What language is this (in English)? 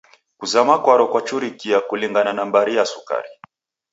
Taita